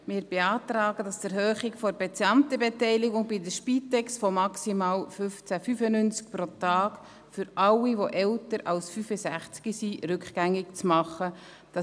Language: Swiss German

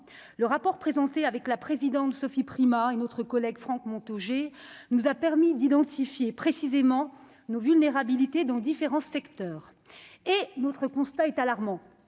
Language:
French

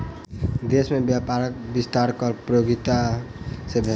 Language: Maithili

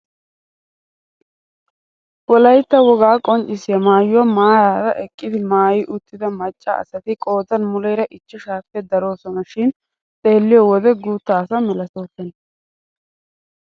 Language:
Wolaytta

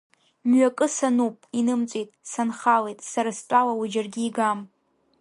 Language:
Abkhazian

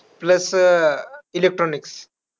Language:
Marathi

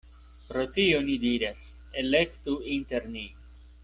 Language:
Esperanto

